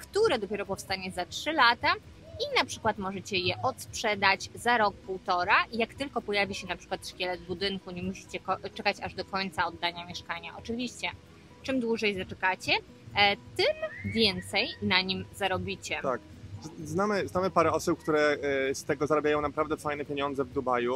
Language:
Polish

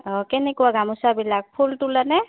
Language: Assamese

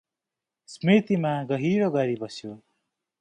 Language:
Nepali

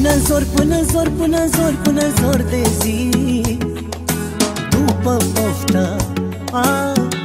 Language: Romanian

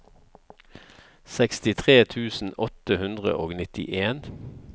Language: Norwegian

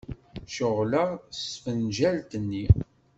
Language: Kabyle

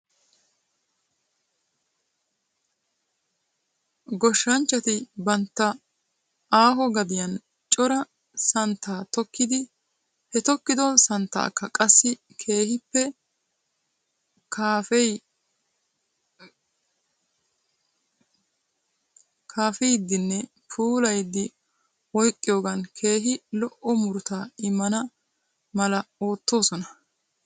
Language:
Wolaytta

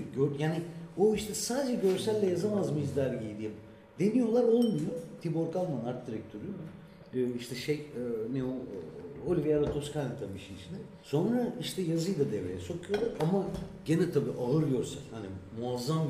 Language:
Turkish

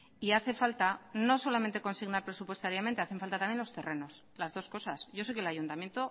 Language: Spanish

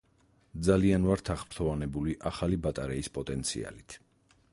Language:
Georgian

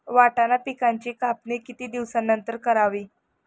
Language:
Marathi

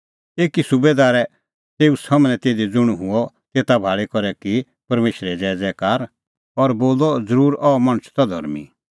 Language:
Kullu Pahari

